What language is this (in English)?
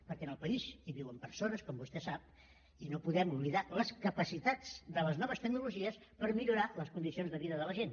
Catalan